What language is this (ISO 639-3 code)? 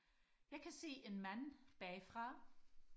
dan